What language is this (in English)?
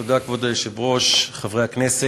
Hebrew